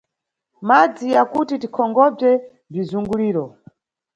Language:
Nyungwe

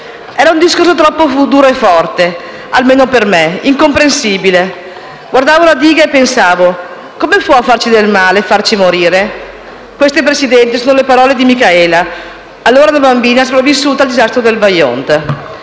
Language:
Italian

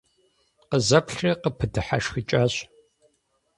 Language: Kabardian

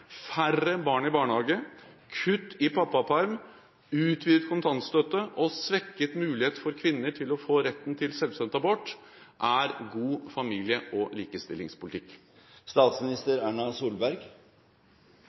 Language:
Norwegian Bokmål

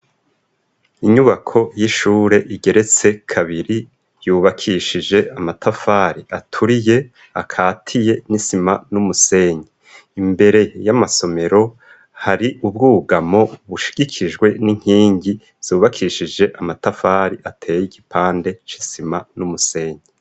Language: Rundi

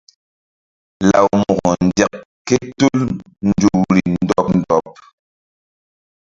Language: Mbum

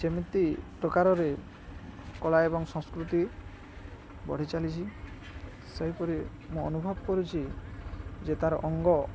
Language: Odia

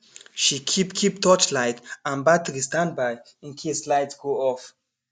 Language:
Nigerian Pidgin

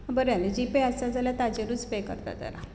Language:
Konkani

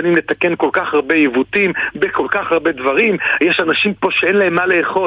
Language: Hebrew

